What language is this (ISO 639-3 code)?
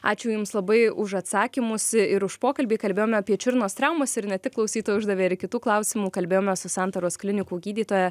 lit